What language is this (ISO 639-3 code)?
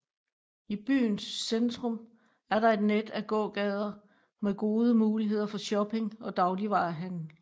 dan